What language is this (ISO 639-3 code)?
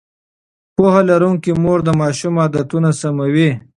pus